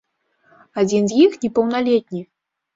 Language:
Belarusian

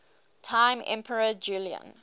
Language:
English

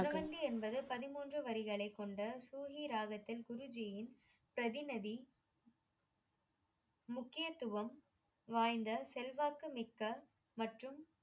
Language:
Tamil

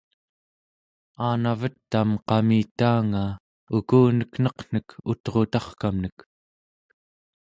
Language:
Central Yupik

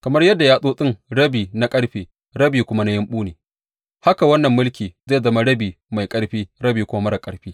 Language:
Hausa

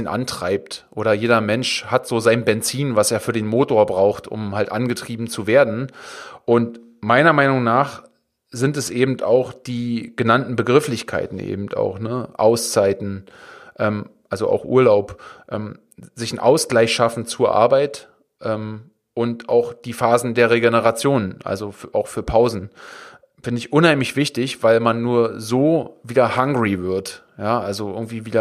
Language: German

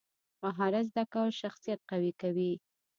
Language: Pashto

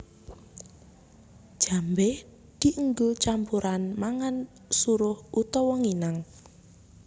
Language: Javanese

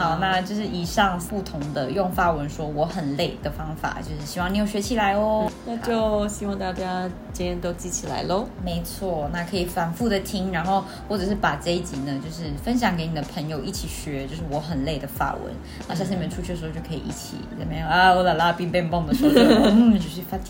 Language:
Chinese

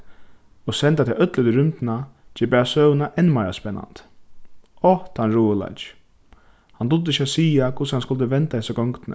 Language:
Faroese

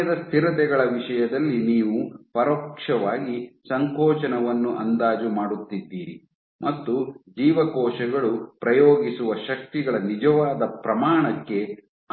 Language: Kannada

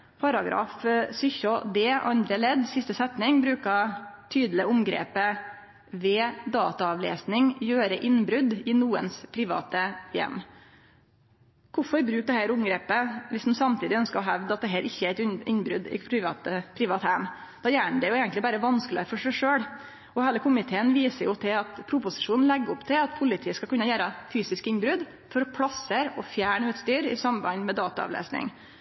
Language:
Norwegian Nynorsk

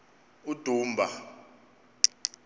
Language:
Xhosa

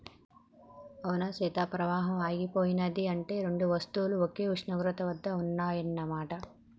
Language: Telugu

